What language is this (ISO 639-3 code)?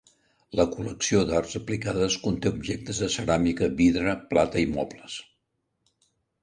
cat